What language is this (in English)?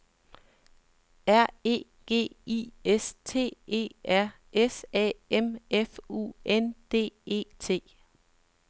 Danish